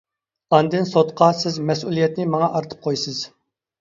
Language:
Uyghur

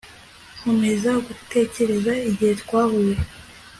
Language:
Kinyarwanda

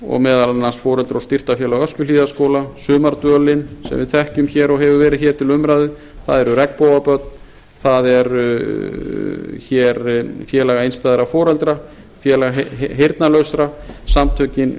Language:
Icelandic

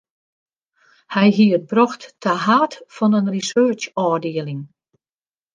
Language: Western Frisian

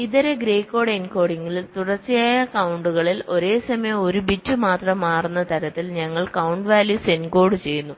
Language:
Malayalam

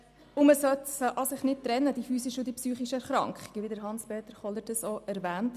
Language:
Swiss German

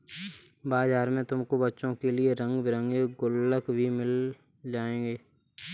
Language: Hindi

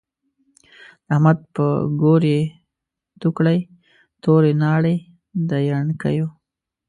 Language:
Pashto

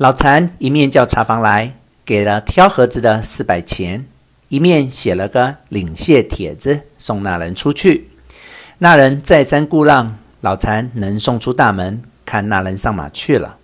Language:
Chinese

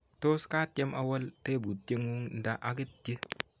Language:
Kalenjin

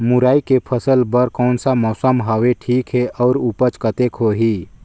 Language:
Chhattisgarhi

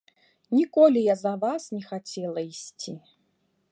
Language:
Belarusian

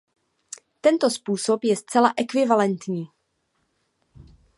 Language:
Czech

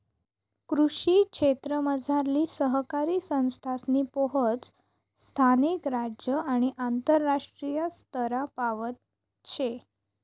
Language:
Marathi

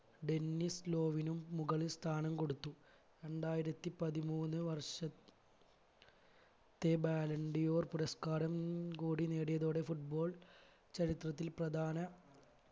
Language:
Malayalam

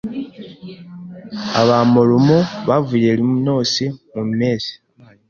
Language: Kinyarwanda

